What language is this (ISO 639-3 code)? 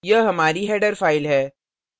hin